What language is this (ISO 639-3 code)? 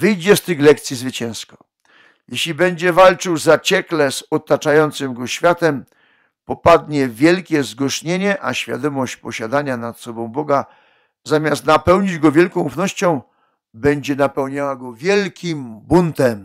pol